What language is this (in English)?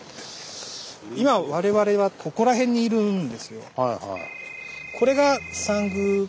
Japanese